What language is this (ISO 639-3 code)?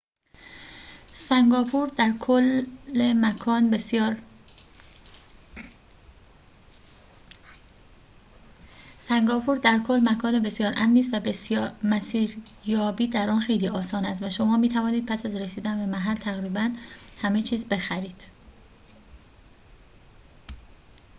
fas